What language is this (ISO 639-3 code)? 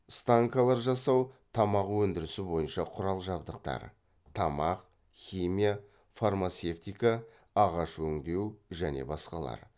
kaz